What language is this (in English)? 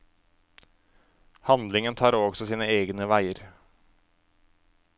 Norwegian